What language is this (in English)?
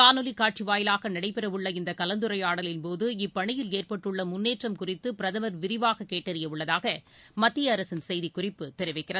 Tamil